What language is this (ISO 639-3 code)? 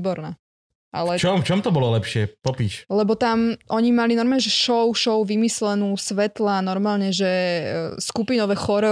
slk